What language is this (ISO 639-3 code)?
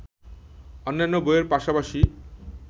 ben